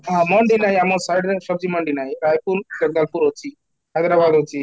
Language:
Odia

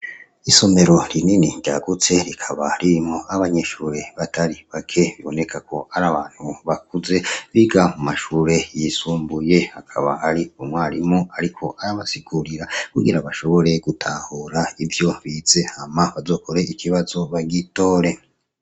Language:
Rundi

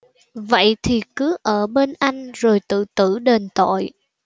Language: Vietnamese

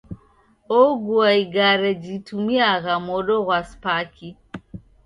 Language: Taita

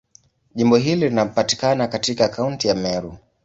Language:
Swahili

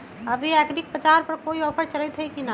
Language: Magahi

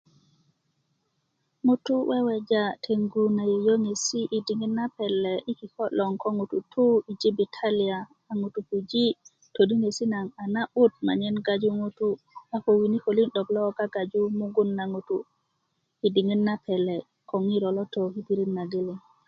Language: Kuku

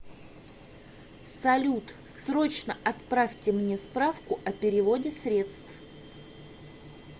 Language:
Russian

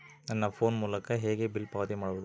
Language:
Kannada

